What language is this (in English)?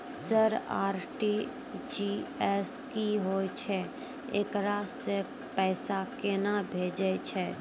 Maithili